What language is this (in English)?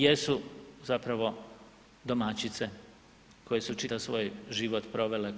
Croatian